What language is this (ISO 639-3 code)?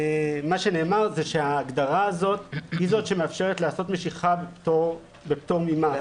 heb